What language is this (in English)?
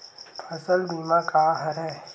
Chhattisgarhi